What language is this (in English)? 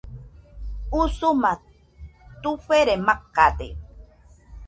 Nüpode Huitoto